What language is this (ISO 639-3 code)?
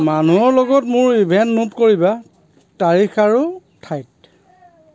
asm